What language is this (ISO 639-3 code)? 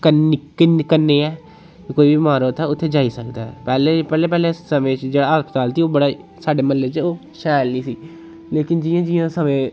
doi